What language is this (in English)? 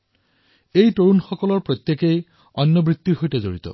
Assamese